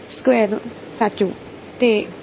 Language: Gujarati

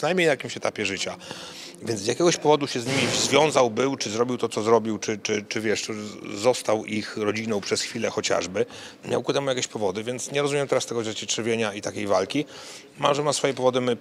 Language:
Polish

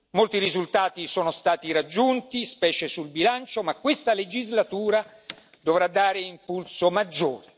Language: Italian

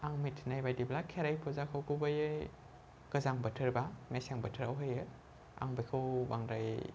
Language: Bodo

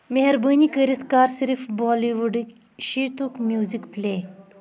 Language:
Kashmiri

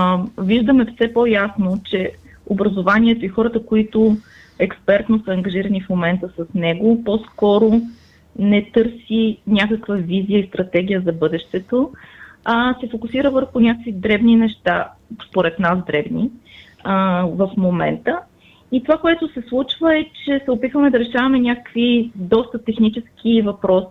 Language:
Bulgarian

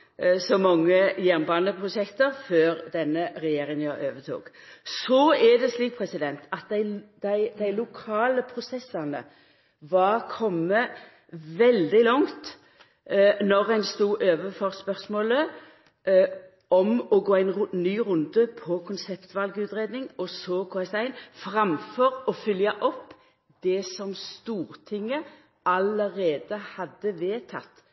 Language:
Norwegian Nynorsk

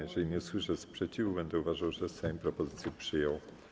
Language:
Polish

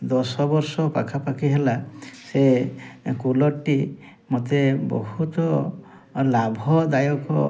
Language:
Odia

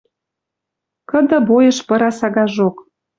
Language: Western Mari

